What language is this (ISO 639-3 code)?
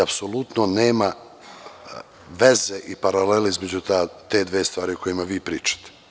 srp